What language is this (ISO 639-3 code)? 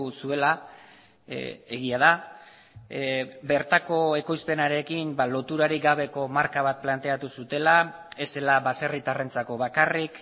eus